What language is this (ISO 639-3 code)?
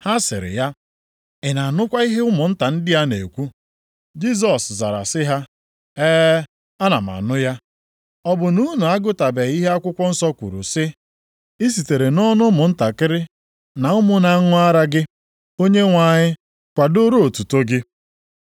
ibo